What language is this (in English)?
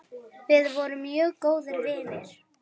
Icelandic